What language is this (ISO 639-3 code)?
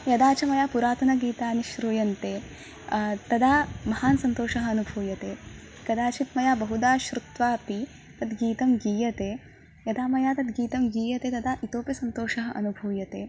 san